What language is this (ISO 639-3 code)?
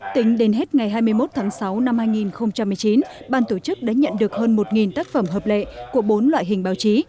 vie